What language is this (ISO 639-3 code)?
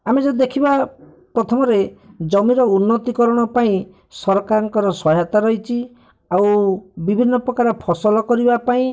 ori